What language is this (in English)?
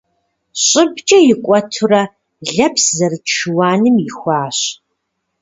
Kabardian